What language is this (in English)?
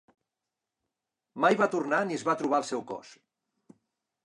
Catalan